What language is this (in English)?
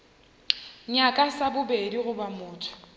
Northern Sotho